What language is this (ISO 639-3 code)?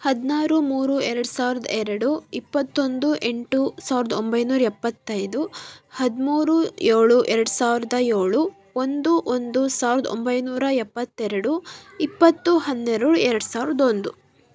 kan